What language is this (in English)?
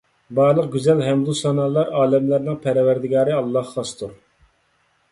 Uyghur